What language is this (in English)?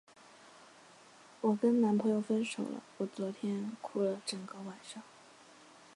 Chinese